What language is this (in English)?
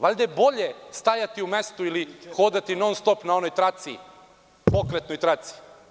Serbian